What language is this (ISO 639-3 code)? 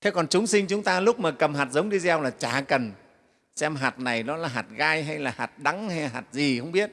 vie